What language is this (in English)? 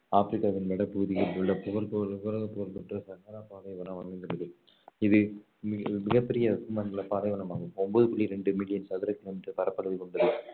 Tamil